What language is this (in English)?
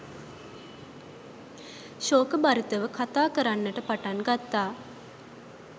Sinhala